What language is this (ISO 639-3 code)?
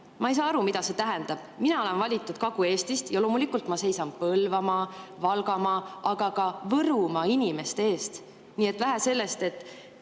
est